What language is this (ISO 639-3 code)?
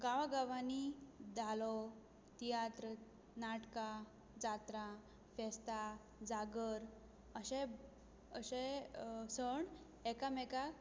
kok